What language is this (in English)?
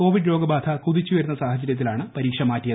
Malayalam